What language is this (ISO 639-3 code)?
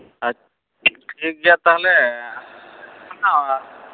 sat